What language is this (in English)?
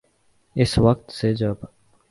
Urdu